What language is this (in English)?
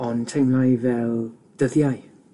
Welsh